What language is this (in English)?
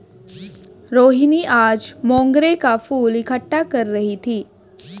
Hindi